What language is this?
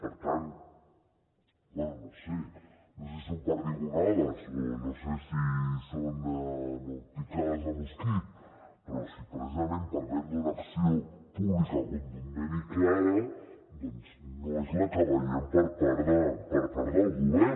Catalan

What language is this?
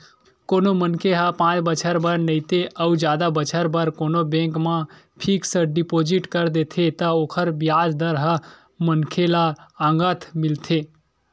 Chhattisgarhi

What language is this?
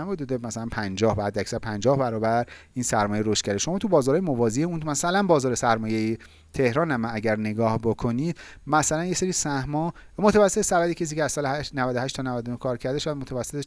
Persian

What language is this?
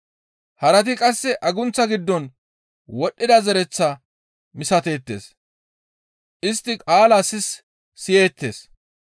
Gamo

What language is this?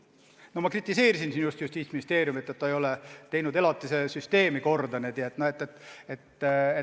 Estonian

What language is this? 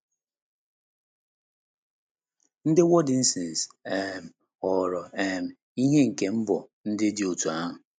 Igbo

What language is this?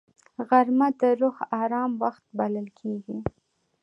Pashto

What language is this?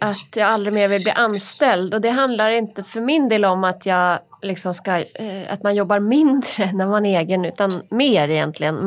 Swedish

